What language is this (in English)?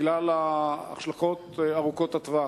Hebrew